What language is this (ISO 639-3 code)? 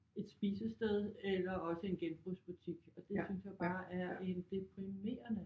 dan